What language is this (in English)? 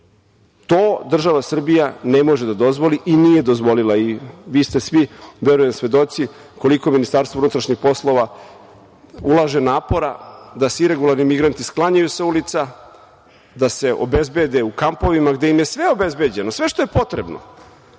Serbian